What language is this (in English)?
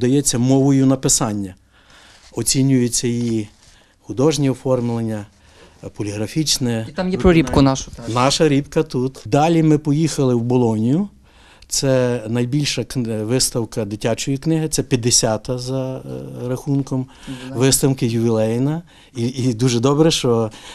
Ukrainian